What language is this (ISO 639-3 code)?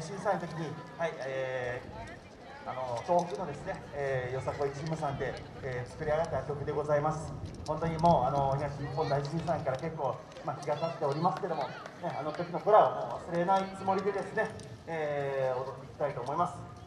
jpn